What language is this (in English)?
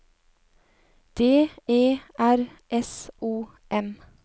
Norwegian